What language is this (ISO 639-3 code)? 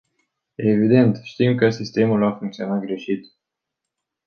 ron